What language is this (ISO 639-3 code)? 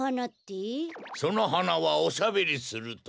jpn